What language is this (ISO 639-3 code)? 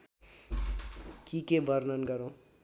nep